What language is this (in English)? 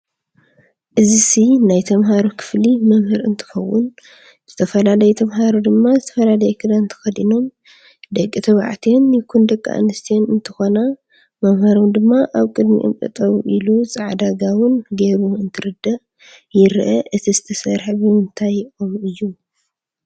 Tigrinya